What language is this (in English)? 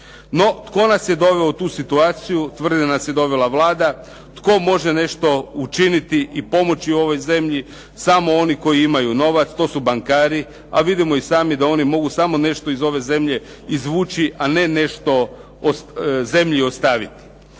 Croatian